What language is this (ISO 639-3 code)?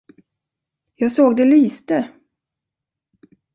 swe